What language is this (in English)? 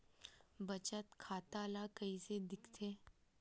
Chhattisgarhi